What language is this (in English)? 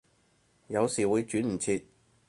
Cantonese